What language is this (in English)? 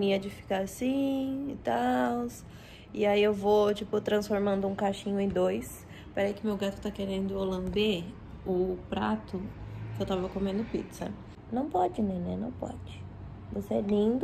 Portuguese